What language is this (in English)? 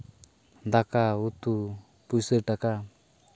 Santali